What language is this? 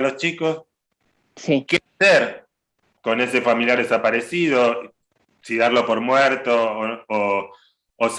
Spanish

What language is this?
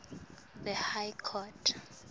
Swati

